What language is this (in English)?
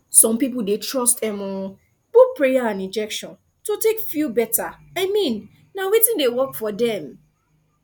Nigerian Pidgin